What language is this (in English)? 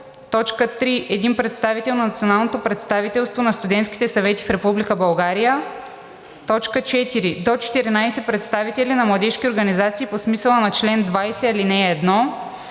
Bulgarian